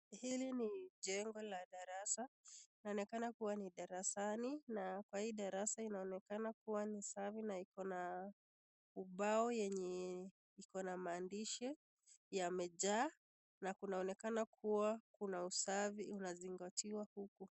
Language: Swahili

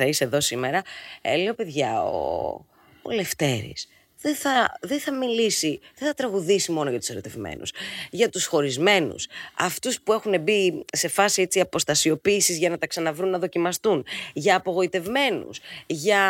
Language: Greek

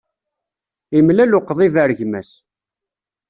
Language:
Kabyle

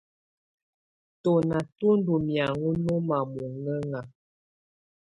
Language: Tunen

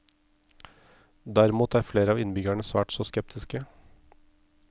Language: Norwegian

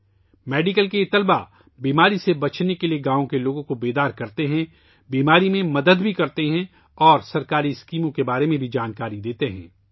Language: Urdu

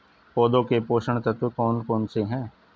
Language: Hindi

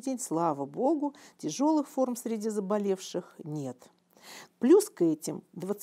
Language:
Russian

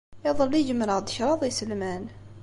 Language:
Kabyle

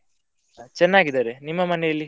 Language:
Kannada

